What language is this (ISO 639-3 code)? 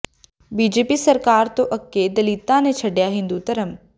pan